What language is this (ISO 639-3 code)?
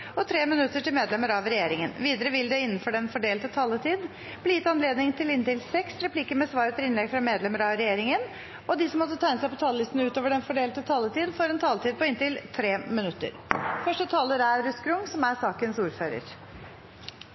nob